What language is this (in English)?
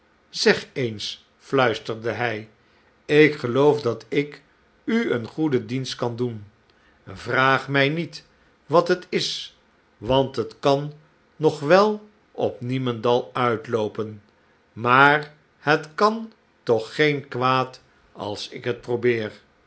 Dutch